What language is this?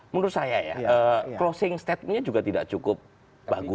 Indonesian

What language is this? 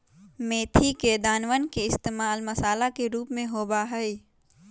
Magahi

